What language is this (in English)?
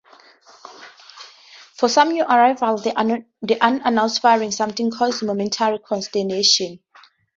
English